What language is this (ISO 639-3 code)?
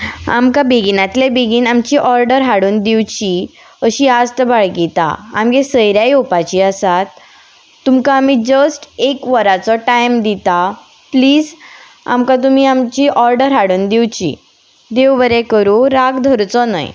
kok